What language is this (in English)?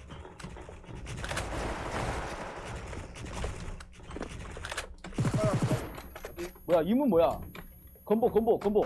Korean